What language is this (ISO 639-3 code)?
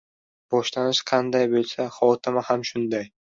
uzb